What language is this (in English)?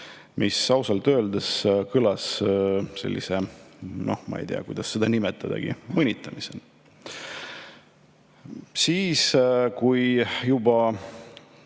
Estonian